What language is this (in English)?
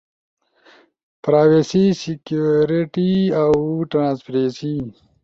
Ushojo